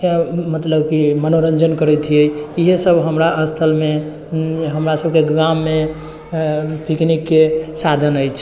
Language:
Maithili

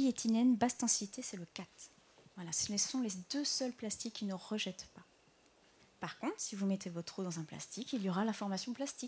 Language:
French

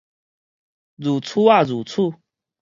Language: Min Nan Chinese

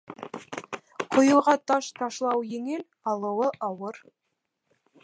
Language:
Bashkir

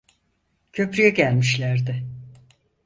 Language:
Turkish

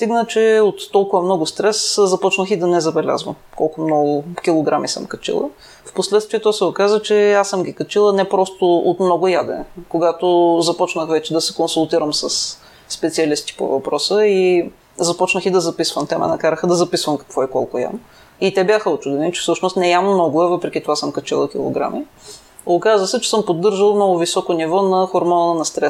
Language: Bulgarian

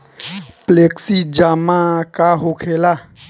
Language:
Bhojpuri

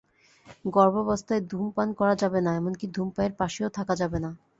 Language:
Bangla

